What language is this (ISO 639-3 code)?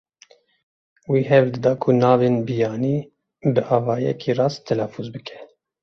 kur